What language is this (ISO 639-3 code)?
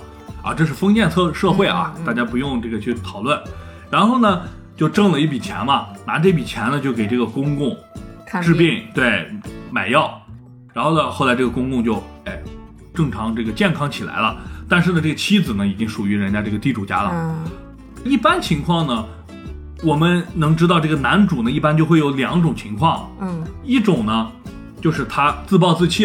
zho